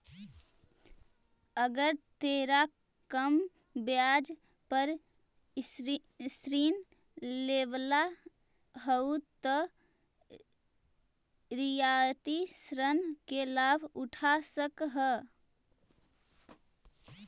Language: Magahi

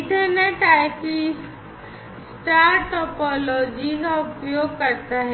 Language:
Hindi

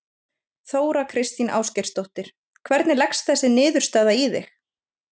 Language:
Icelandic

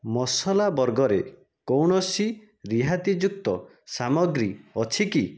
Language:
Odia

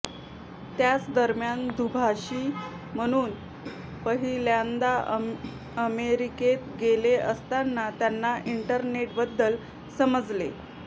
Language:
Marathi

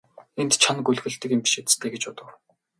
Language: Mongolian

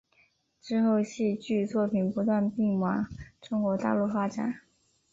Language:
Chinese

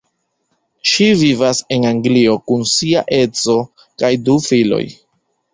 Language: Esperanto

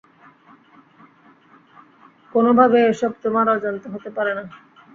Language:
Bangla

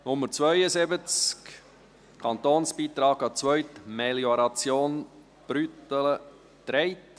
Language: Swiss German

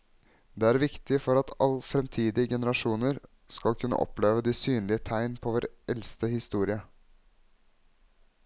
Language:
Norwegian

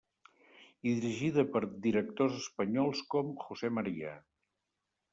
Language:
Catalan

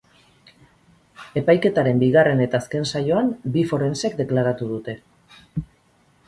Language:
Basque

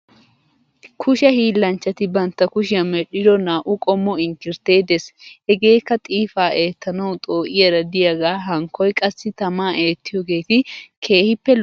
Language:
Wolaytta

